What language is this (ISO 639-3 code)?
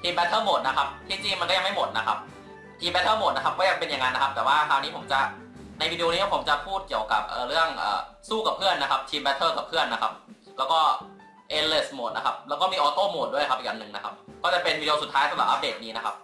tha